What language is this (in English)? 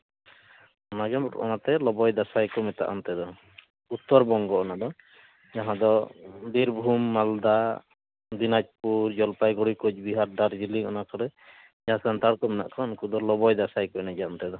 Santali